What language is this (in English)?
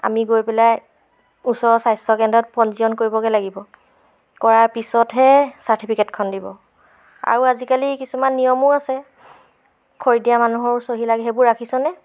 Assamese